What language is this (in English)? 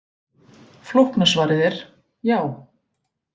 Icelandic